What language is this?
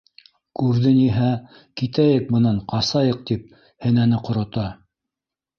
Bashkir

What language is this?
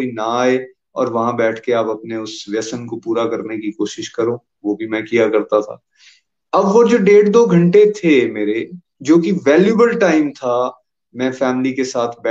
Hindi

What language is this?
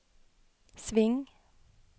Norwegian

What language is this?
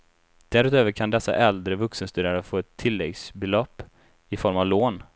Swedish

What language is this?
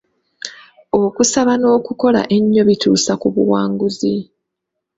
Ganda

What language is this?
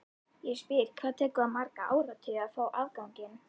Icelandic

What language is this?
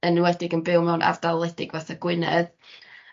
Welsh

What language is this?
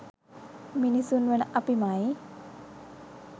Sinhala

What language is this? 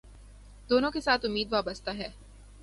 Urdu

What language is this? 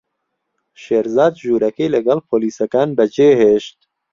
Central Kurdish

